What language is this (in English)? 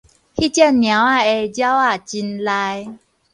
Min Nan Chinese